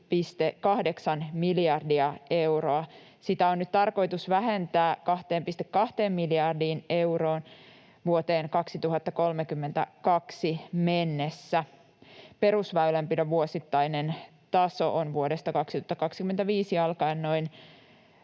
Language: Finnish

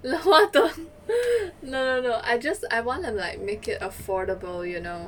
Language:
English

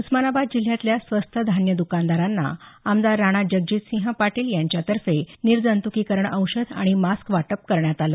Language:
Marathi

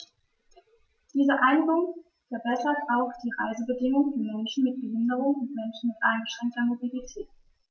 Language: German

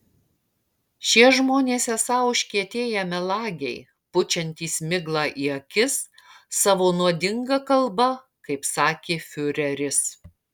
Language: Lithuanian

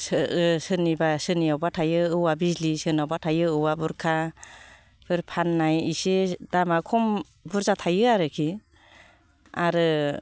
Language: Bodo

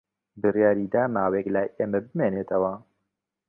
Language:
Central Kurdish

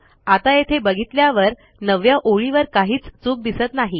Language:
Marathi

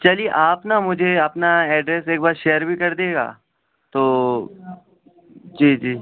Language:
Urdu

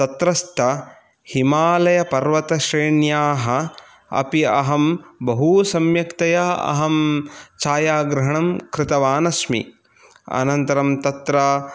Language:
Sanskrit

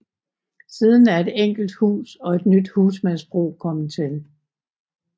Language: Danish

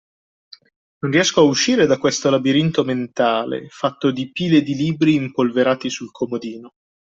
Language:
Italian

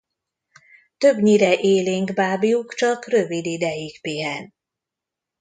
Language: Hungarian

